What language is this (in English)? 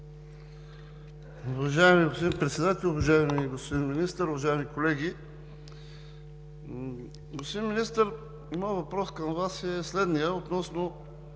Bulgarian